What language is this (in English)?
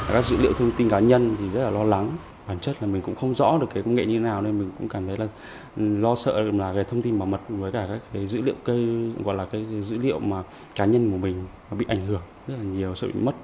Vietnamese